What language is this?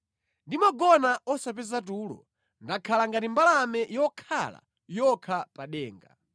Nyanja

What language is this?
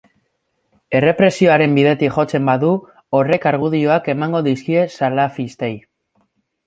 Basque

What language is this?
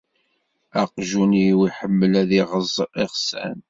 Kabyle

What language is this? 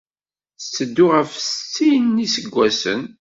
Kabyle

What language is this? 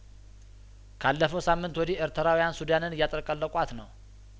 Amharic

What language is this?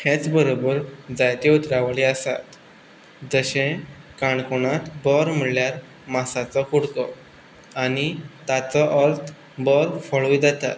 Konkani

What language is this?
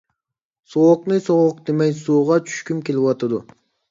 Uyghur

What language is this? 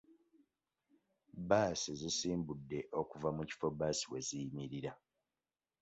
Ganda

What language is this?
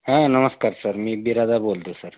Marathi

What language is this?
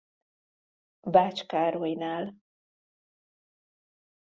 Hungarian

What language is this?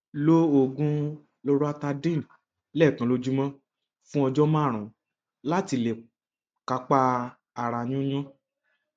Yoruba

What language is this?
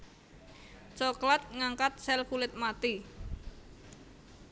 Javanese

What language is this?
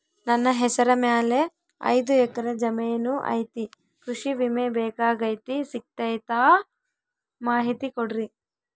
Kannada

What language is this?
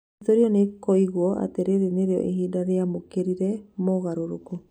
Kikuyu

